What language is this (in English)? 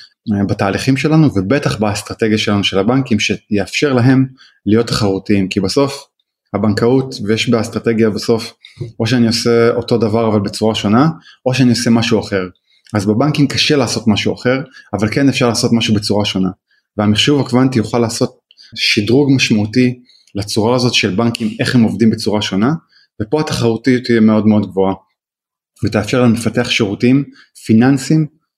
Hebrew